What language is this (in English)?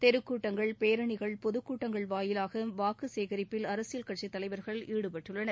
Tamil